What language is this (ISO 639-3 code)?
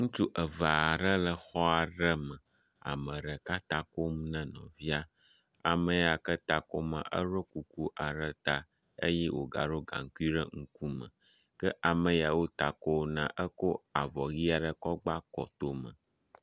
ewe